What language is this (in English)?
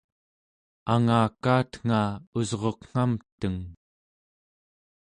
Central Yupik